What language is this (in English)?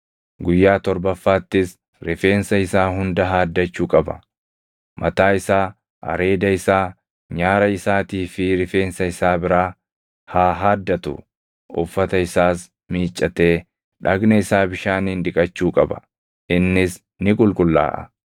Oromo